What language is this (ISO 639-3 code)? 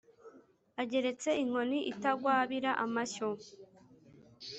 kin